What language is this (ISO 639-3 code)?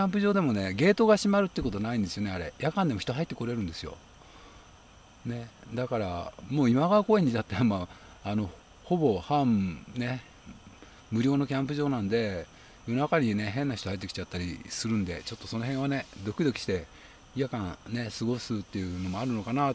jpn